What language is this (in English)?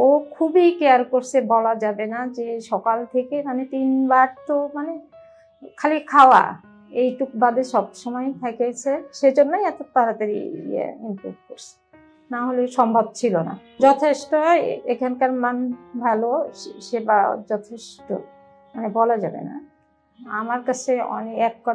Bangla